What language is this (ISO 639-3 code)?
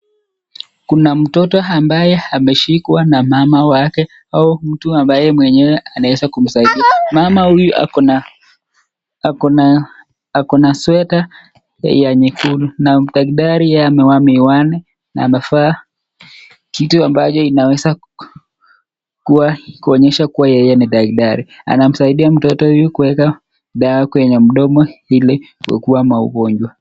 swa